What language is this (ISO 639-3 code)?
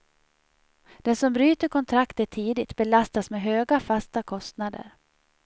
swe